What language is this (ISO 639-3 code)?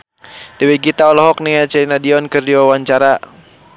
sun